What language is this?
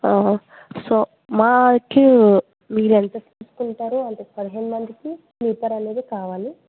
Telugu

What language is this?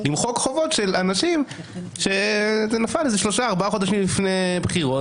Hebrew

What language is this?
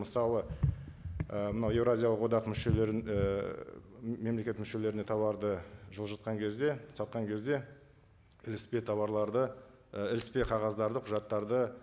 Kazakh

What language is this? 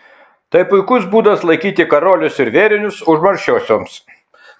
Lithuanian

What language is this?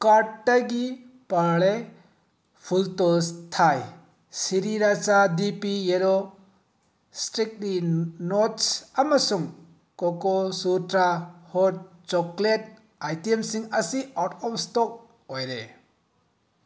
Manipuri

